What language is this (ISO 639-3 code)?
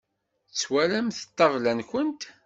kab